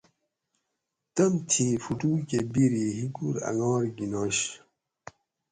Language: Gawri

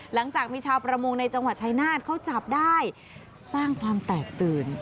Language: Thai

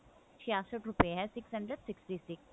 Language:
Punjabi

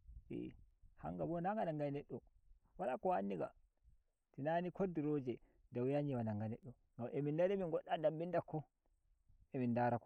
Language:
Nigerian Fulfulde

